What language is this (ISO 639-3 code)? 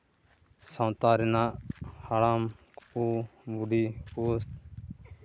sat